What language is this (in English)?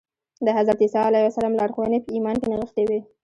Pashto